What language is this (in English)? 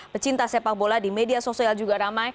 Indonesian